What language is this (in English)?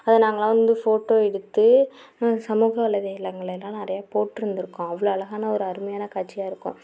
Tamil